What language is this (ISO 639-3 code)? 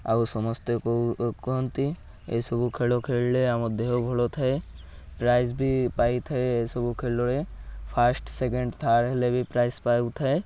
ori